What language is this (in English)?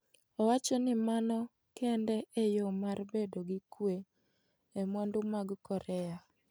Luo (Kenya and Tanzania)